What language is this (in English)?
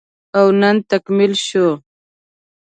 Pashto